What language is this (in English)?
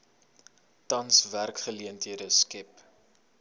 Afrikaans